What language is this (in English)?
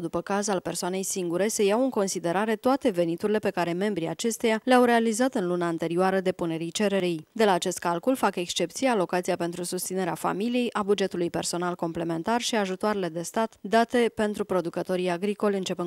Romanian